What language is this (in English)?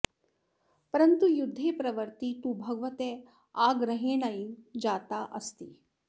Sanskrit